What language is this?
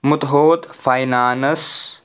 Kashmiri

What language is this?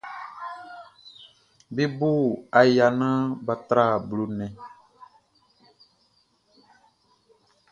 Baoulé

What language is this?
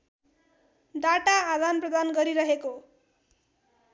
Nepali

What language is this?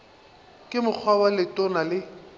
Northern Sotho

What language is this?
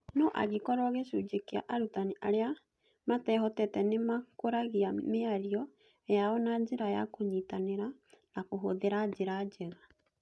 Kikuyu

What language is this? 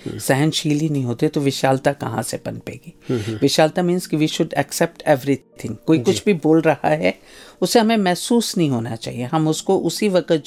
Hindi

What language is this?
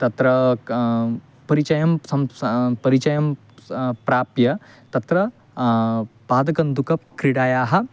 Sanskrit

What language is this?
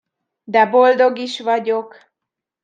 Hungarian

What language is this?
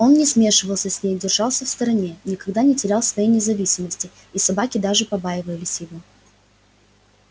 Russian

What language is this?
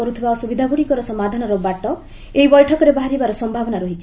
Odia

